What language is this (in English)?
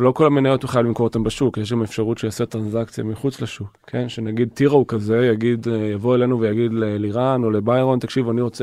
Hebrew